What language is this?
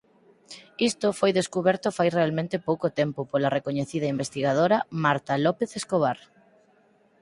Galician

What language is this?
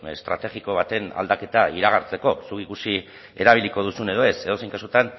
Basque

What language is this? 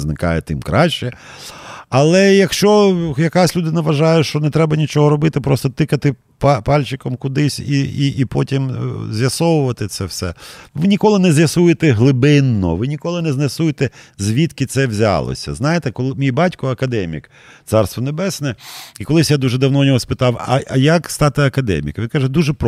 Ukrainian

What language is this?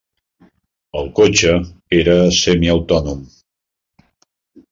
Catalan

